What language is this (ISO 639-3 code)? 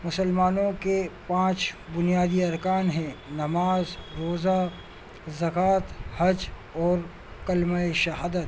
urd